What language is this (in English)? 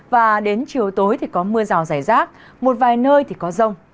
Vietnamese